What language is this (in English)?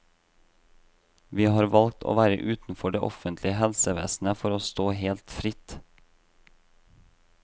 Norwegian